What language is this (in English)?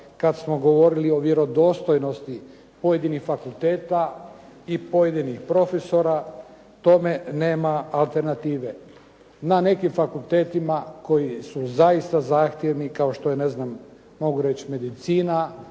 Croatian